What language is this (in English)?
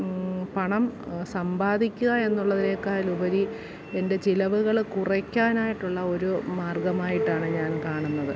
Malayalam